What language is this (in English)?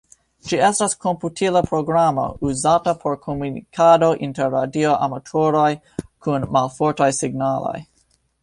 Esperanto